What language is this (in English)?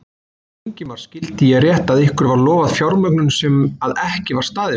Icelandic